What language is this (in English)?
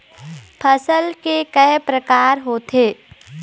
Chhattisgarhi